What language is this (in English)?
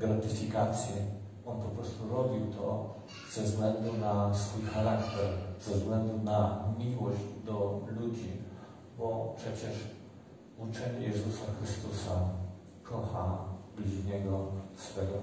Polish